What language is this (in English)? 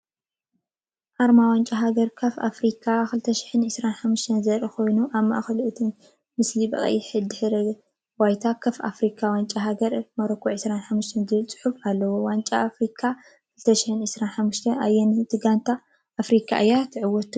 Tigrinya